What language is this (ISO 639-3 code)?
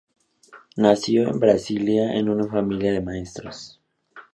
spa